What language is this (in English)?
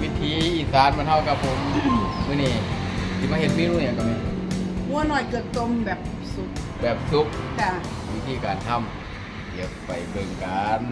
Thai